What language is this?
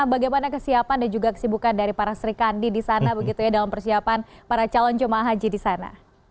Indonesian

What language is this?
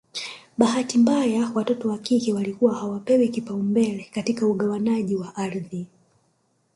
Swahili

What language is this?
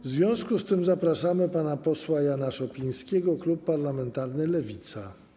Polish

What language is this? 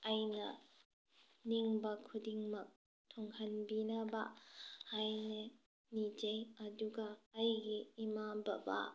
Manipuri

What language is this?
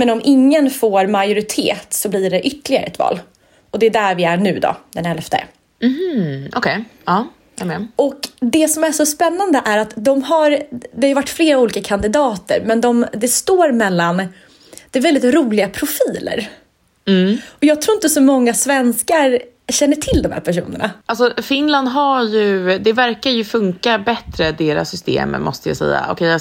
Swedish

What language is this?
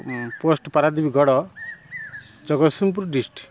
Odia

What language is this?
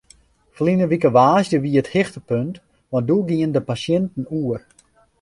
Western Frisian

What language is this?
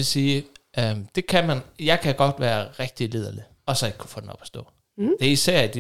Danish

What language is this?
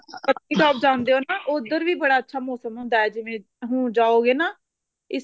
Punjabi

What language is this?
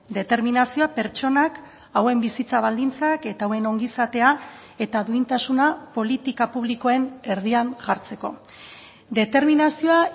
Basque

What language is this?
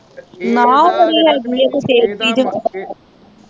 Punjabi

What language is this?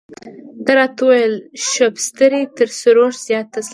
Pashto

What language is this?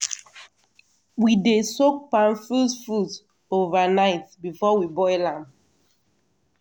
Nigerian Pidgin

